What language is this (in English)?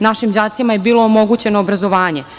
Serbian